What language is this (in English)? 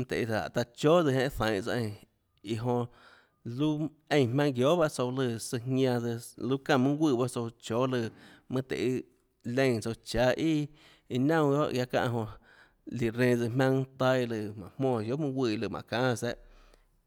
Tlacoatzintepec Chinantec